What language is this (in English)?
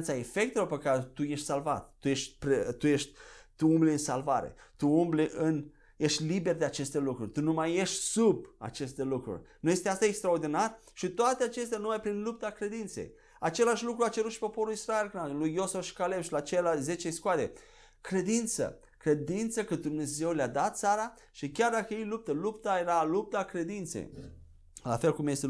Romanian